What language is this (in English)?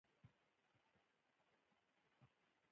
Pashto